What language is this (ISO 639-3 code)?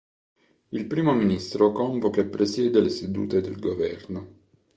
ita